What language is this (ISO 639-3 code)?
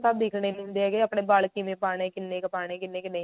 pan